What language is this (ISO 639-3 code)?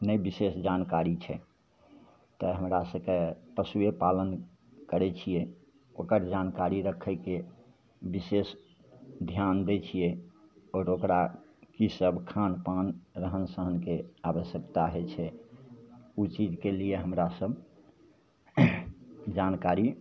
mai